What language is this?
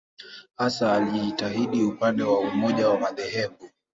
Swahili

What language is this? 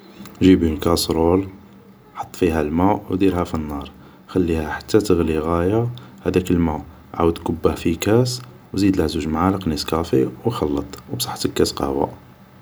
Algerian Arabic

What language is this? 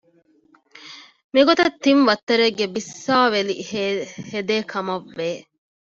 Divehi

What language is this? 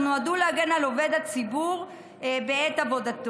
Hebrew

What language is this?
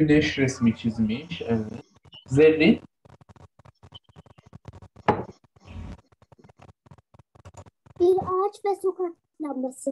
Turkish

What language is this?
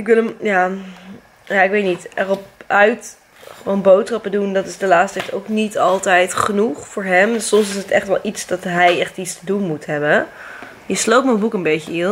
Dutch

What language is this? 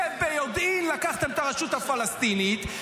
Hebrew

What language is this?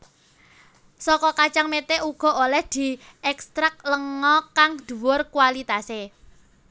Javanese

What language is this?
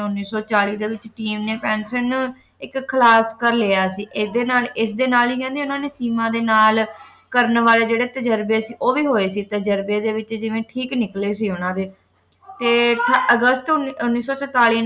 Punjabi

